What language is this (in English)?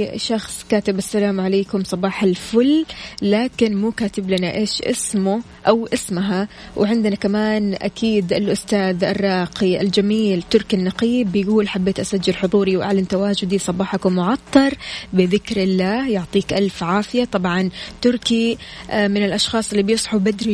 Arabic